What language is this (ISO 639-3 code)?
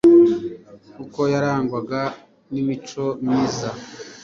kin